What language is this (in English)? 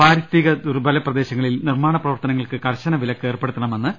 Malayalam